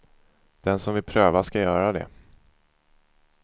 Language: Swedish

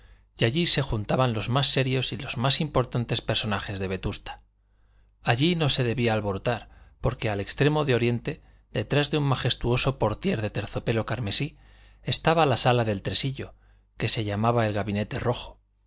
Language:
Spanish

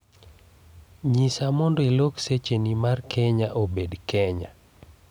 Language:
Luo (Kenya and Tanzania)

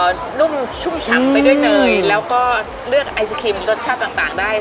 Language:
Thai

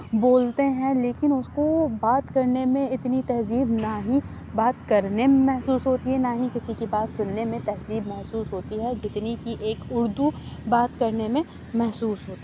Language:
Urdu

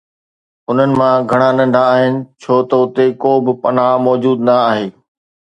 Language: Sindhi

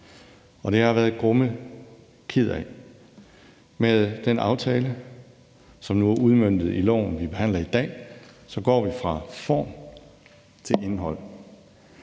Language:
Danish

